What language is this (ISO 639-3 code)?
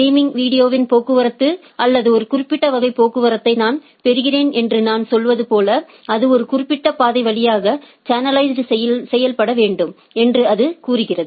tam